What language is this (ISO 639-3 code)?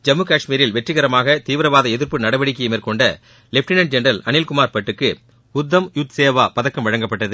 tam